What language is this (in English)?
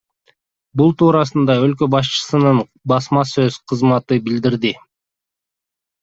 Kyrgyz